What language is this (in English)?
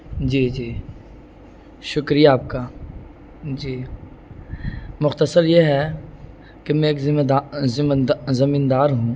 Urdu